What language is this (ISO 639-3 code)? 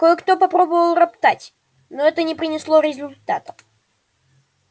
rus